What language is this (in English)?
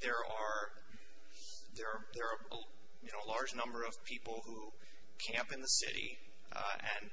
English